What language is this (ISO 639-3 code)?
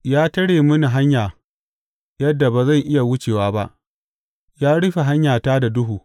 hau